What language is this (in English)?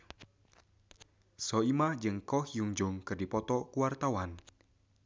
Sundanese